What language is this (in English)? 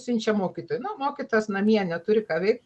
Lithuanian